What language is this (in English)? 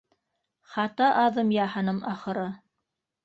Bashkir